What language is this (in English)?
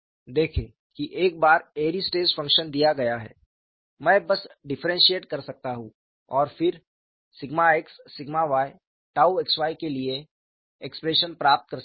Hindi